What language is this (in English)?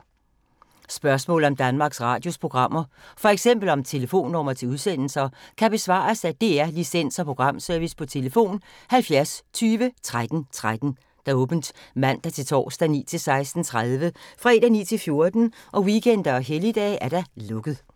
Danish